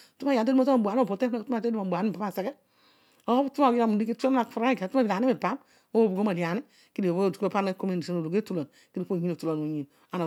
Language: Odual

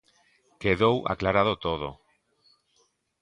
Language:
Galician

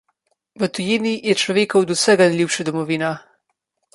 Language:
Slovenian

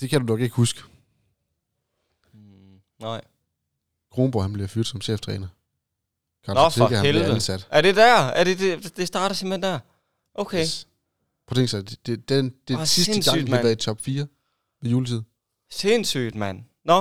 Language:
Danish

